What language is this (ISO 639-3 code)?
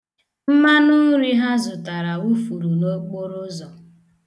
ibo